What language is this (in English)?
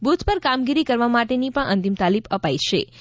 Gujarati